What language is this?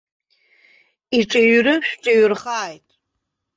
Abkhazian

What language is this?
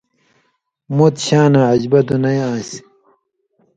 Indus Kohistani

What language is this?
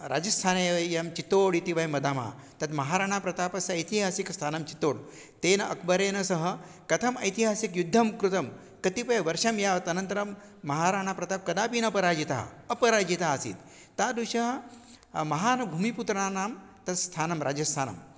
Sanskrit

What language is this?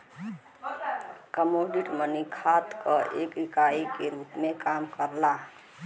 Bhojpuri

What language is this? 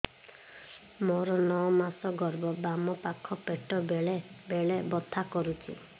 Odia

